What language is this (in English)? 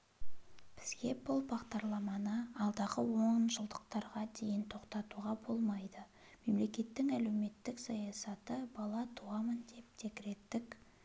Kazakh